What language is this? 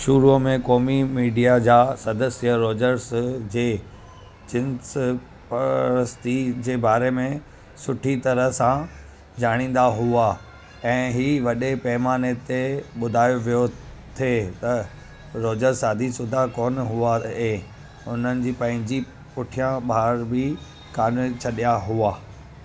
Sindhi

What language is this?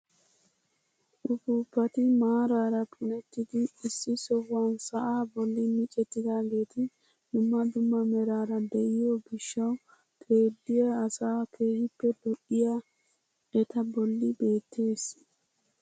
Wolaytta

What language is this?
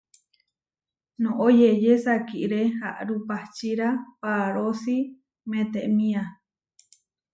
Huarijio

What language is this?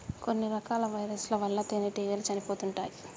Telugu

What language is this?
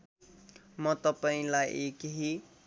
Nepali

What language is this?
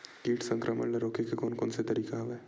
Chhattisgarhi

